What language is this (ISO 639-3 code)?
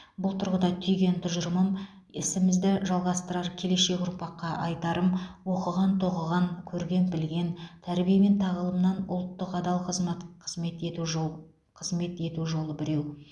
kaz